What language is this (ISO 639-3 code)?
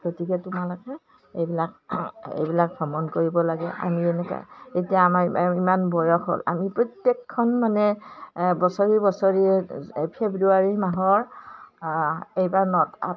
asm